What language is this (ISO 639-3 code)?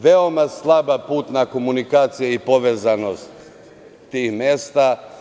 srp